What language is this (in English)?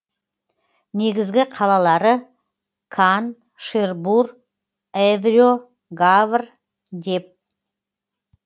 Kazakh